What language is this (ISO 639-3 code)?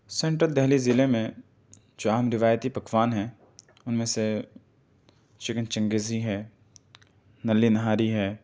urd